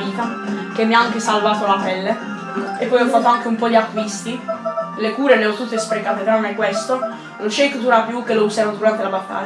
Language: Italian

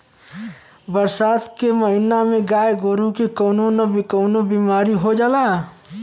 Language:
Bhojpuri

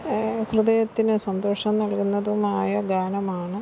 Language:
Malayalam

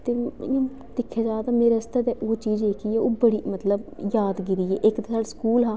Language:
Dogri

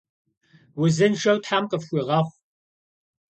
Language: Kabardian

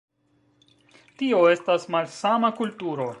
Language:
Esperanto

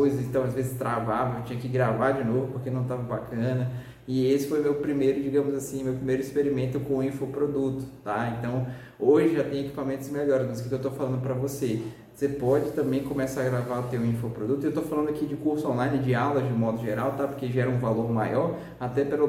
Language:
Portuguese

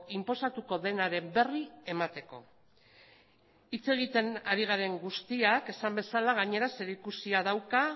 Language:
Basque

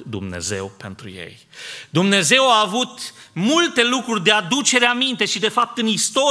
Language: Romanian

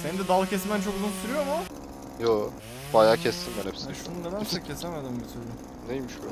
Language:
Turkish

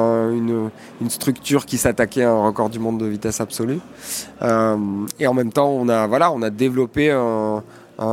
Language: French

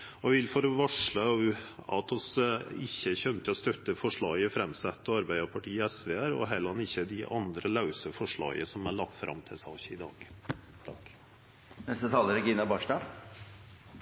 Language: Norwegian Nynorsk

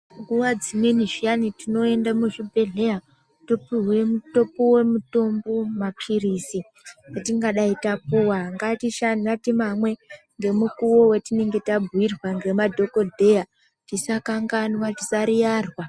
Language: Ndau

